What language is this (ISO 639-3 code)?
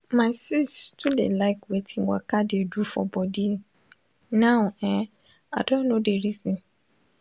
pcm